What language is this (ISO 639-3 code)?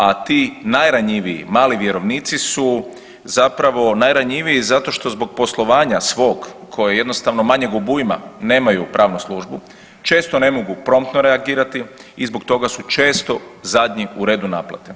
hrv